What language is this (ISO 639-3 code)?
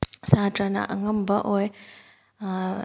mni